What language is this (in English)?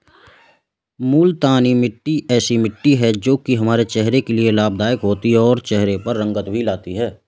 Hindi